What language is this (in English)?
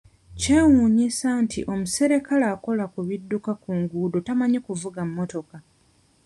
Ganda